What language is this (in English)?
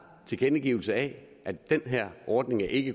Danish